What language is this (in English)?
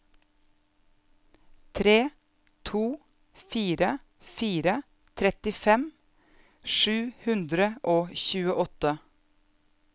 Norwegian